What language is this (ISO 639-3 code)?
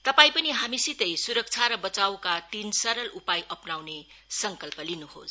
nep